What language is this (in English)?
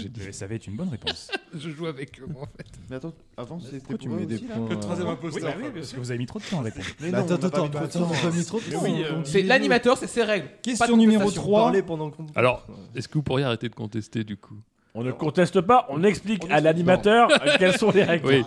French